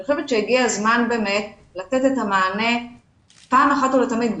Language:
Hebrew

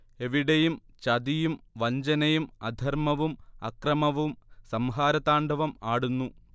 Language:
Malayalam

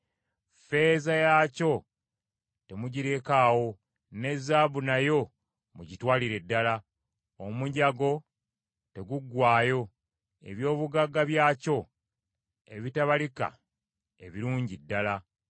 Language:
Ganda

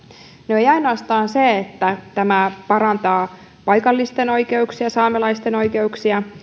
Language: Finnish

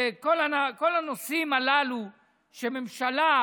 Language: Hebrew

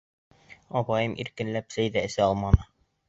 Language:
Bashkir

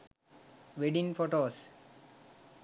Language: Sinhala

